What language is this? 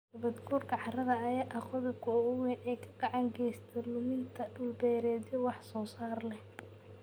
Somali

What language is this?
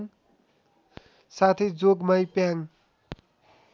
Nepali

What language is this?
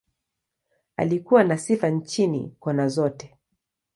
Swahili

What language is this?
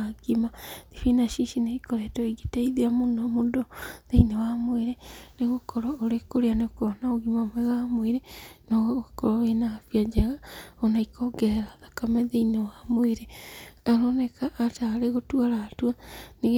Kikuyu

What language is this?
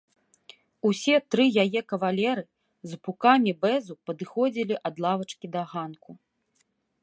Belarusian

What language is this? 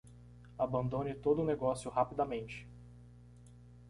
Portuguese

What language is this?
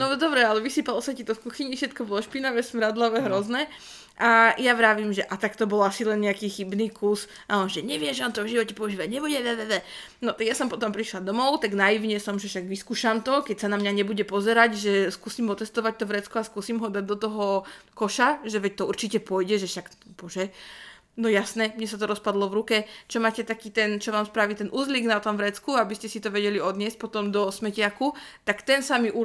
Slovak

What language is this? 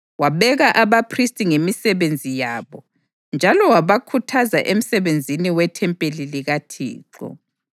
North Ndebele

